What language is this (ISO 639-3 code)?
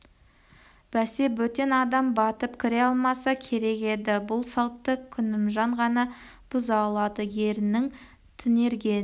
kaz